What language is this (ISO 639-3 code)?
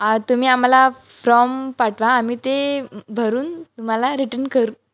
mar